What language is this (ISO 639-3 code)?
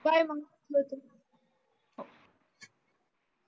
mar